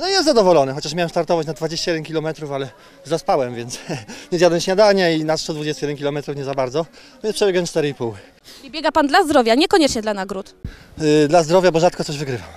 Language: Polish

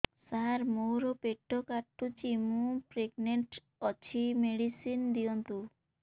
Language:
Odia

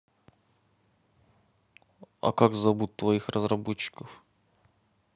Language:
Russian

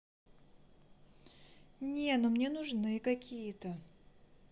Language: Russian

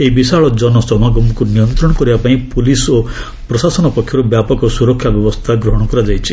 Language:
Odia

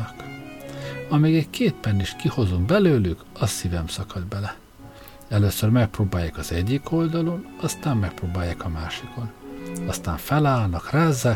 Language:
Hungarian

